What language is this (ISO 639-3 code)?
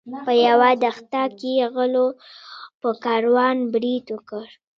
pus